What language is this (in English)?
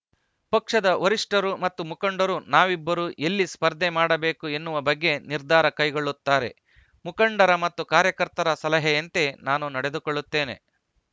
Kannada